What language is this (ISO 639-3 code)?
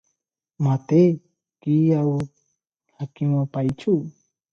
ori